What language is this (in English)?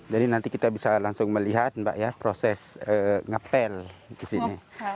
Indonesian